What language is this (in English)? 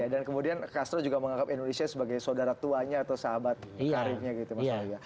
Indonesian